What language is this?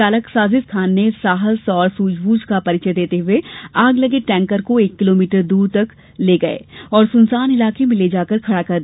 Hindi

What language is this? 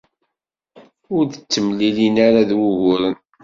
Kabyle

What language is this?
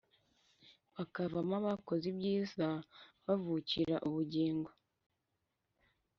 Kinyarwanda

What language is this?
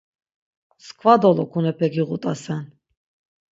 Laz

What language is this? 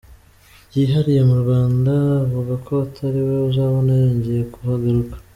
Kinyarwanda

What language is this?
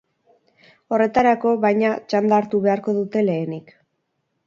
Basque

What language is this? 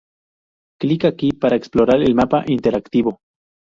Spanish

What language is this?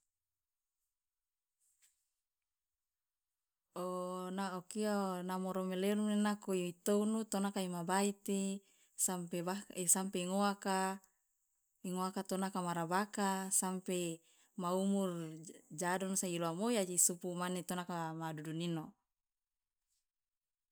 Loloda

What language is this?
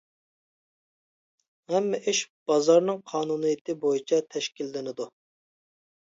Uyghur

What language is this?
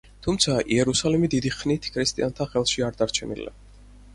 Georgian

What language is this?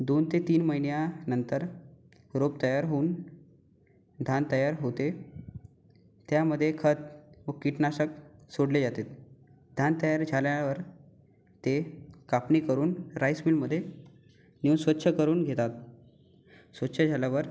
Marathi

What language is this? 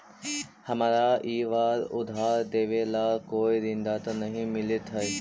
Magahi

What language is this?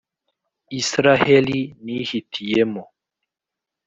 Kinyarwanda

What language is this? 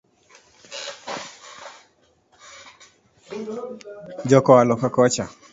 Luo (Kenya and Tanzania)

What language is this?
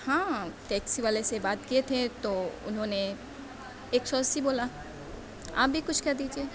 Urdu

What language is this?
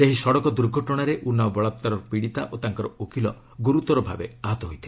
Odia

